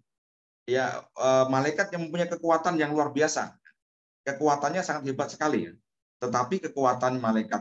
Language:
Indonesian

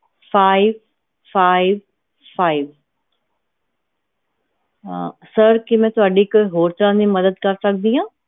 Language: Punjabi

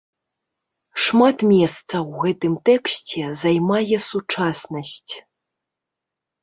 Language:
Belarusian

